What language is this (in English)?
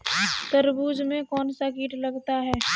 Hindi